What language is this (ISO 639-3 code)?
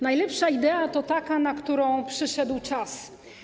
pol